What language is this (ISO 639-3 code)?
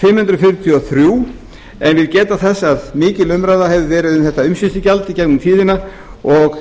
isl